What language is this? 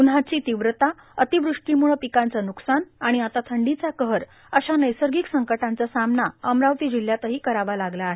Marathi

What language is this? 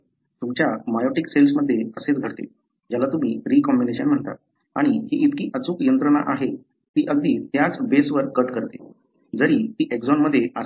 Marathi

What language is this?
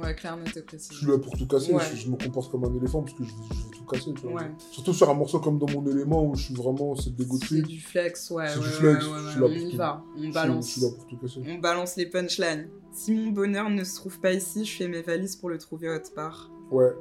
French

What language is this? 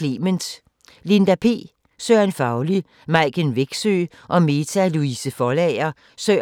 Danish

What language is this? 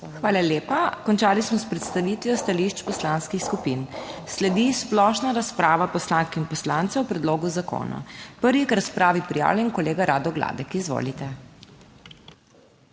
Slovenian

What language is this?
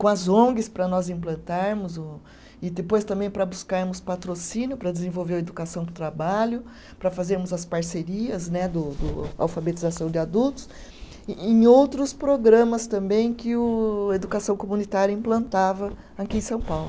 Portuguese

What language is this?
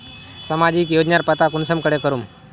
Magahi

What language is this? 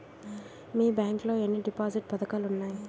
Telugu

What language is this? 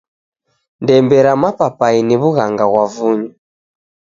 Taita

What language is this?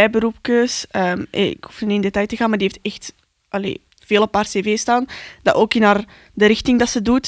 Dutch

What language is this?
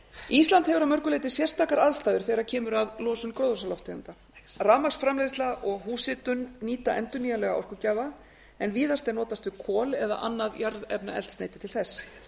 Icelandic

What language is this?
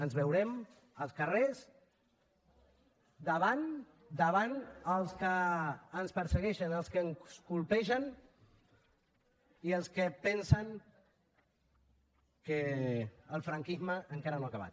Catalan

